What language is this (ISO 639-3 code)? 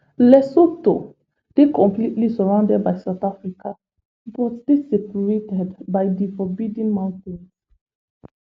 pcm